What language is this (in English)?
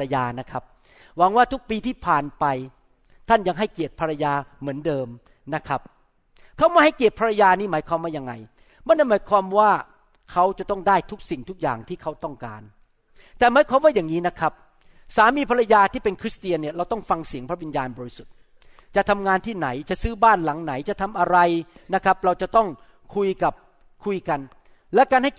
Thai